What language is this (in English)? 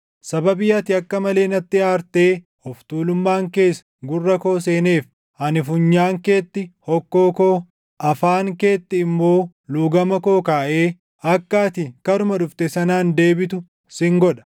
Oromo